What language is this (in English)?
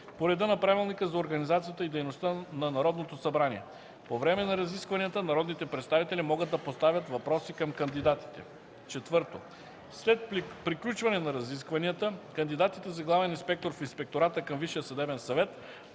Bulgarian